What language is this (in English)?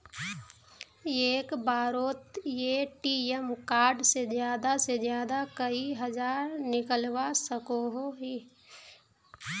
Magahi